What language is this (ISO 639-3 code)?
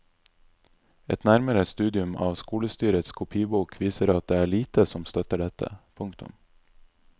nor